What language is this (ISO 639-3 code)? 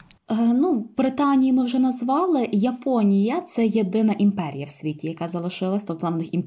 ukr